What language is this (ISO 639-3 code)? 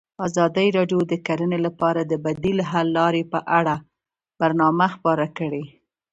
pus